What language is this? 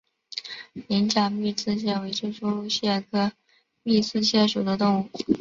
Chinese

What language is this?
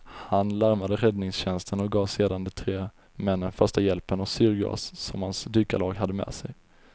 Swedish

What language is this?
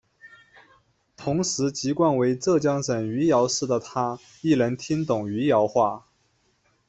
Chinese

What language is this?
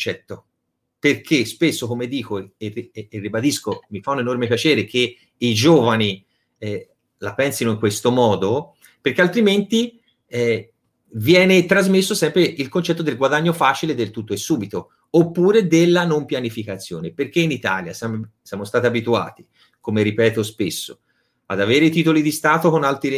Italian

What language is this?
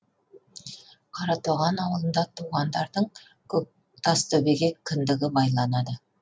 Kazakh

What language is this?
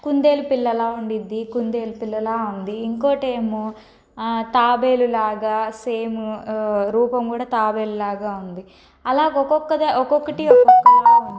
Telugu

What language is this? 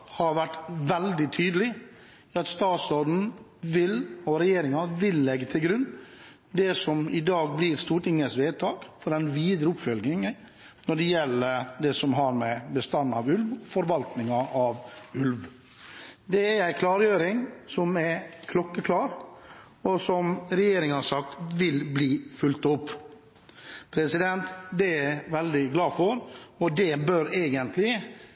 Norwegian Bokmål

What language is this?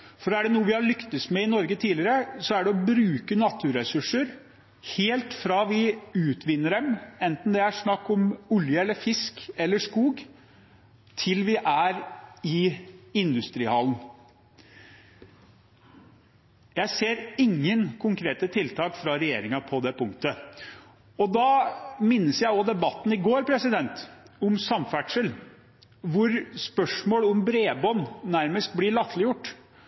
Norwegian Bokmål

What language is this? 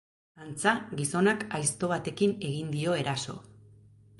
Basque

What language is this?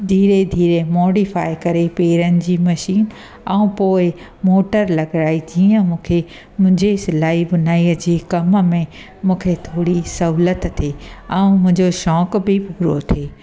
Sindhi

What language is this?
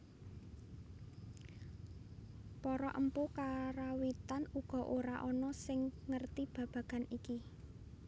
Javanese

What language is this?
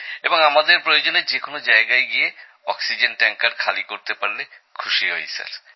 Bangla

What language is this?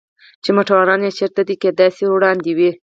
Pashto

